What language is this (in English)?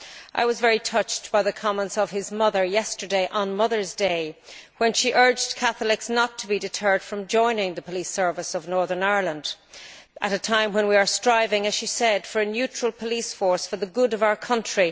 English